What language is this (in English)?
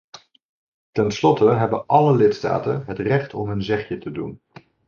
Dutch